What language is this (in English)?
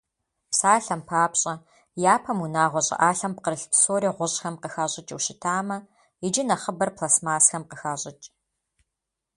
Kabardian